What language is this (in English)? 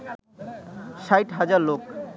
Bangla